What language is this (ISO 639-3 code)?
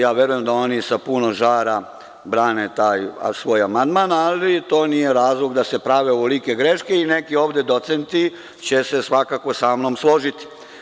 srp